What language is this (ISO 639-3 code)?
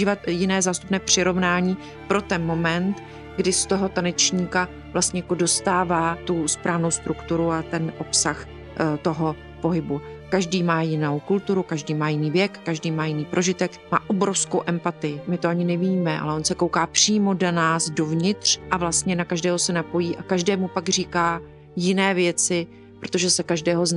ces